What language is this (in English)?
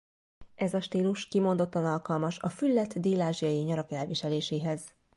Hungarian